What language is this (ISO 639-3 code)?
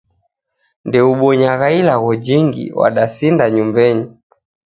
dav